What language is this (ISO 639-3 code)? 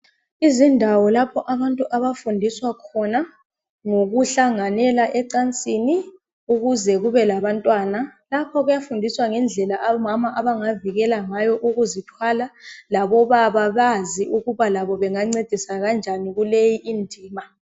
nde